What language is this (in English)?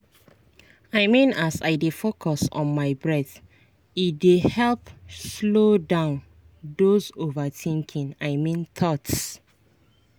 Nigerian Pidgin